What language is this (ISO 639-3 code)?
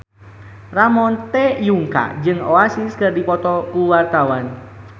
sun